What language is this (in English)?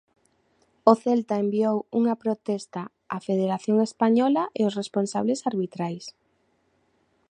Galician